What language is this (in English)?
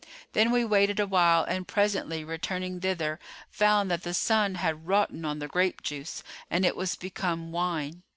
English